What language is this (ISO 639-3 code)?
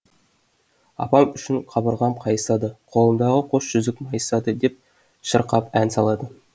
kaz